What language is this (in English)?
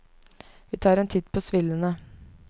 Norwegian